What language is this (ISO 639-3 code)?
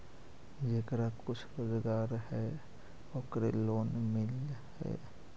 mag